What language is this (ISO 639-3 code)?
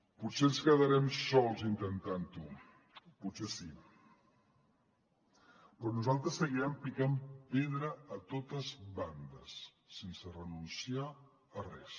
cat